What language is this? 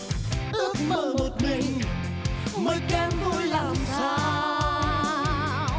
Vietnamese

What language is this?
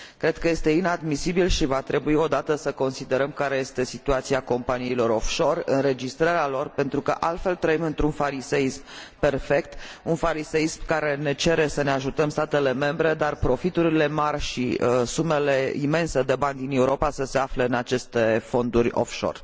Romanian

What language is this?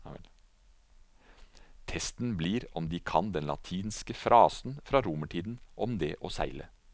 Norwegian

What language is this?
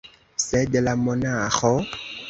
Esperanto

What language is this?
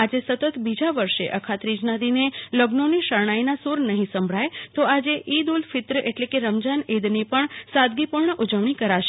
Gujarati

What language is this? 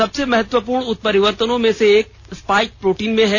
Hindi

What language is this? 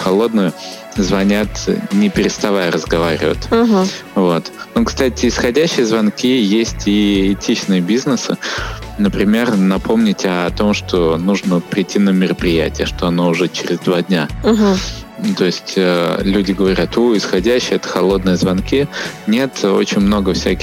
Russian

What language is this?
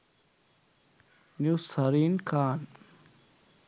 Sinhala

